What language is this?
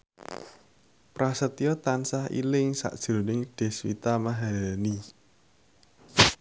Javanese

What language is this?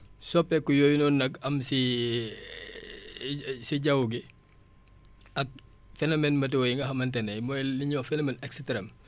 Wolof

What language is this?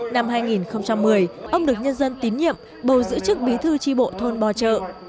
Vietnamese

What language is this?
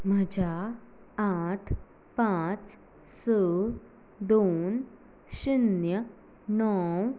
Konkani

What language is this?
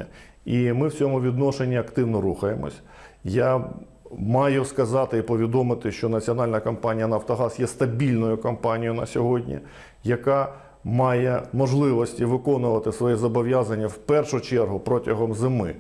Ukrainian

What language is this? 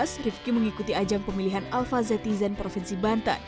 Indonesian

